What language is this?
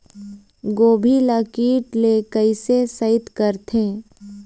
Chhattisgarhi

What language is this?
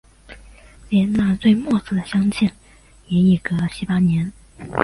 Chinese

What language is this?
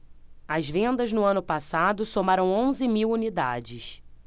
Portuguese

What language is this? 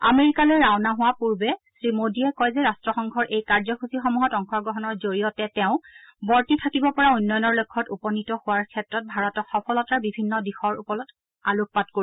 Assamese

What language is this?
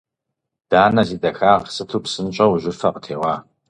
Kabardian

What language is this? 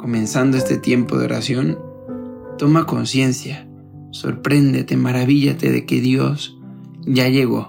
Spanish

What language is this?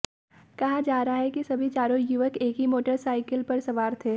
Hindi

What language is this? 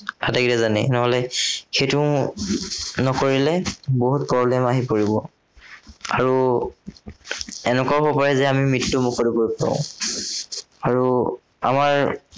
Assamese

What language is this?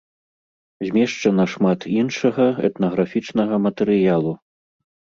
Belarusian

